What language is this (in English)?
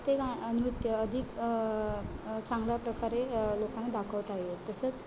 Marathi